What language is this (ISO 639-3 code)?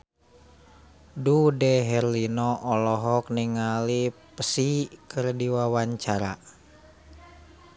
sun